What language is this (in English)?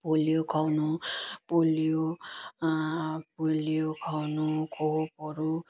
Nepali